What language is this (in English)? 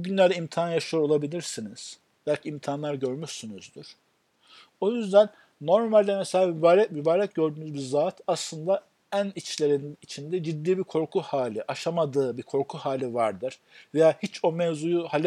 Turkish